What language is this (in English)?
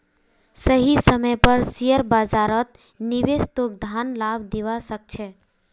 Magahi